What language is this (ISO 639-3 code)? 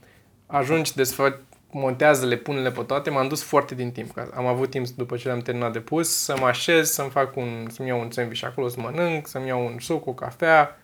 ron